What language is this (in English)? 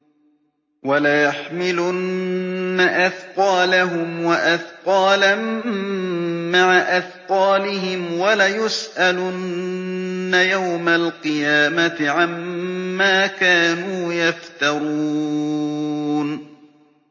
Arabic